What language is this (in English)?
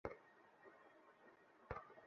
Bangla